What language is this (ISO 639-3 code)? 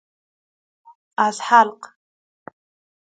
fas